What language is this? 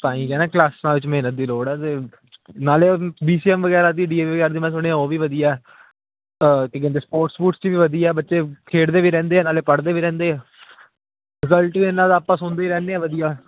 Punjabi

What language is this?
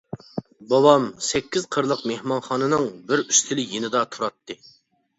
Uyghur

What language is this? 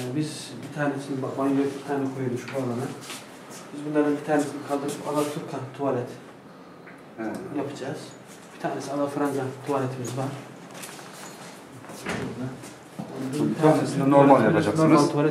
Turkish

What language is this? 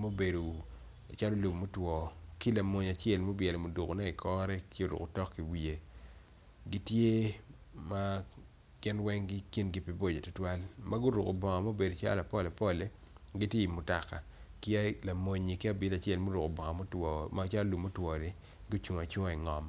Acoli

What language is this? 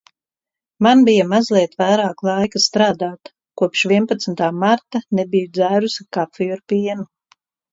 Latvian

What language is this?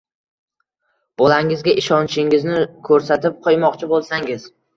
Uzbek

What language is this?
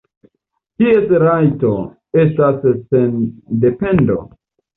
Esperanto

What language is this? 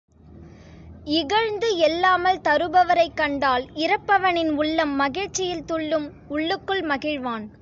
Tamil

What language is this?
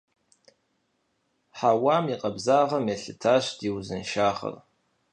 Kabardian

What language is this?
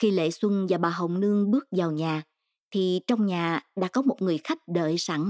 Vietnamese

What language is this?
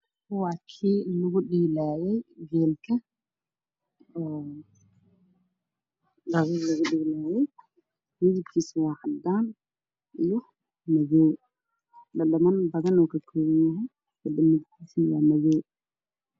Somali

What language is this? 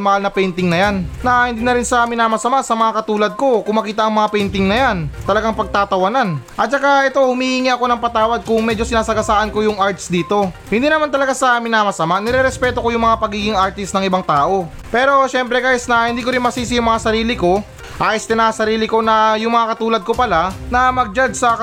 Filipino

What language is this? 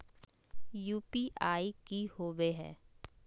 Magahi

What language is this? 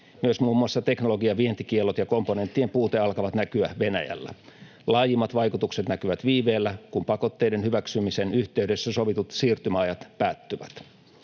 Finnish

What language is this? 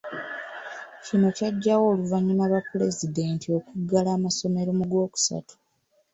Ganda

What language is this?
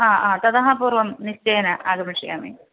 Sanskrit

